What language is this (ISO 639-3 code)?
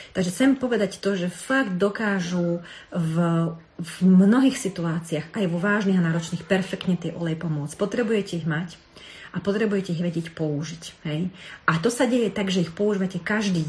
slk